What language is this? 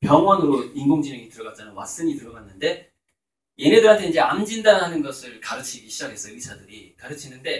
Korean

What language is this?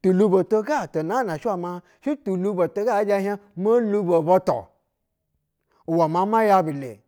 Basa (Nigeria)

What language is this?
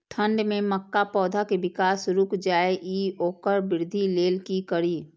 Maithili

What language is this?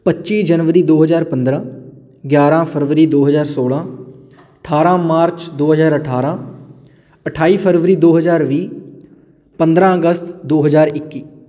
Punjabi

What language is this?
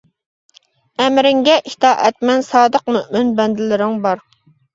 Uyghur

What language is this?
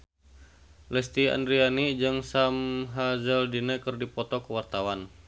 Sundanese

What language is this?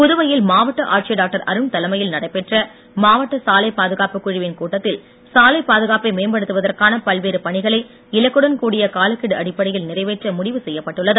Tamil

